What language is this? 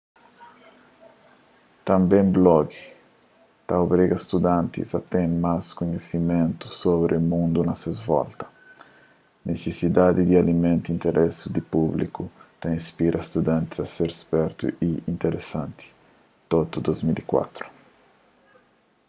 Kabuverdianu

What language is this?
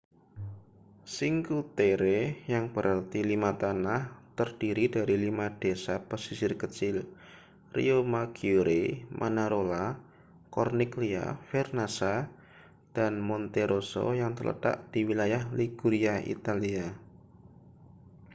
Indonesian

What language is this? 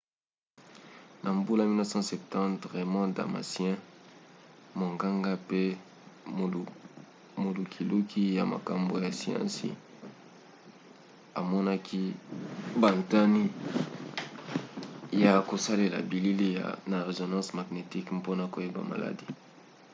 Lingala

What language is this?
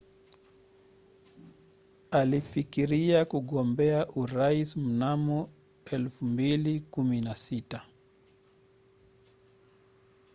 Swahili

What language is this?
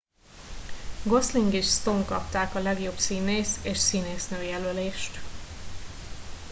Hungarian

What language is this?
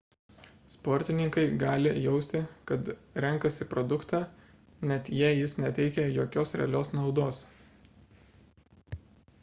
Lithuanian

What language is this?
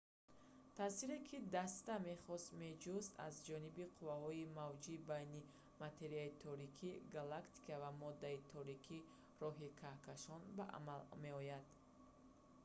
Tajik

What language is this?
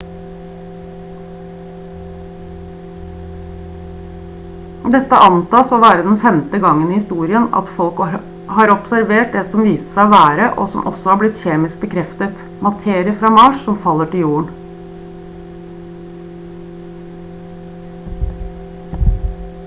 Norwegian Bokmål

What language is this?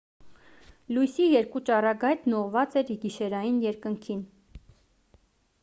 Armenian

